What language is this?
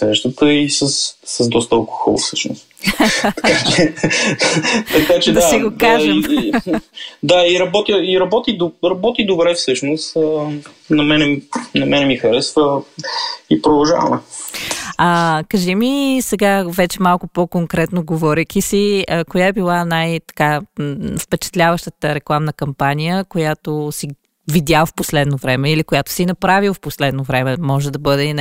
Bulgarian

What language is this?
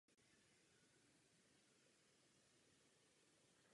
Czech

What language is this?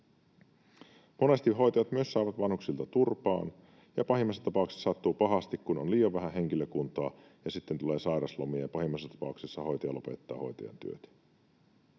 Finnish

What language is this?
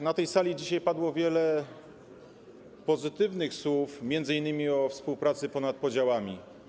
Polish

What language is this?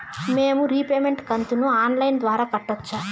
Telugu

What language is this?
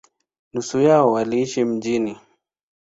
Swahili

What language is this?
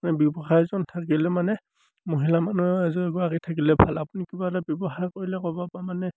Assamese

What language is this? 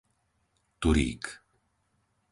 Slovak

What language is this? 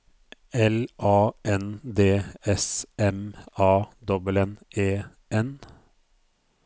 Norwegian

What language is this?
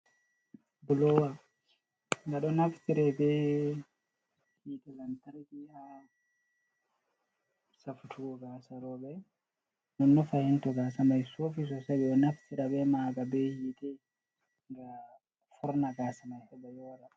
Fula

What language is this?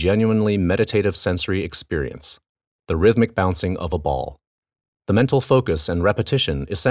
English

